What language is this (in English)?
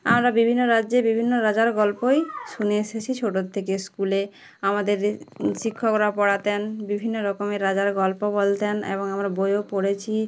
Bangla